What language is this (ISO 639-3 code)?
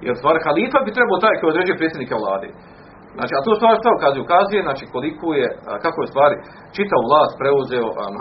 hrv